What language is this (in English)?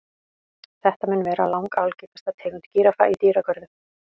Icelandic